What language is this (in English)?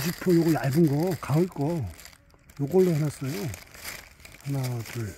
Korean